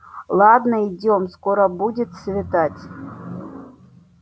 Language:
Russian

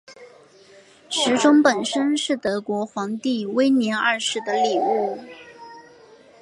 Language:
Chinese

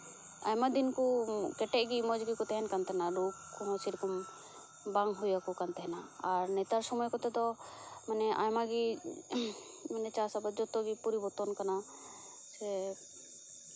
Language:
Santali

